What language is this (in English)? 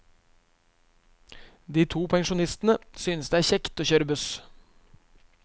Norwegian